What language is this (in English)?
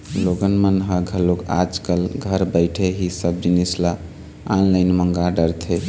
Chhattisgarhi